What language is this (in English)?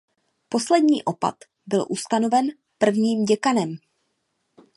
Czech